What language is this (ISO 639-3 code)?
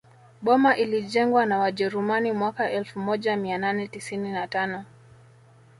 swa